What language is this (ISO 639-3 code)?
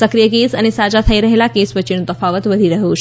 guj